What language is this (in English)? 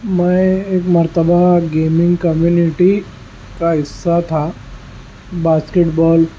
Urdu